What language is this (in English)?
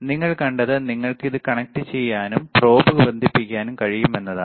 Malayalam